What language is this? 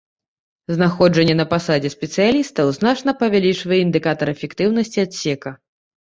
Belarusian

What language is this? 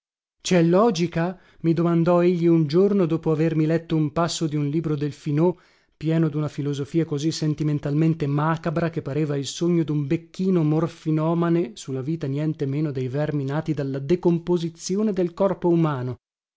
Italian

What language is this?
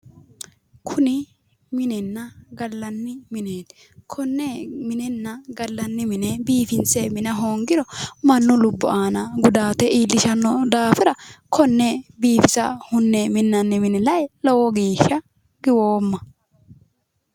Sidamo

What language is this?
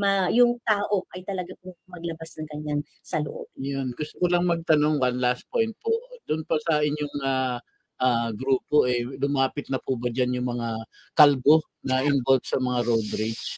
Filipino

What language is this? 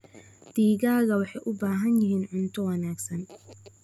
Somali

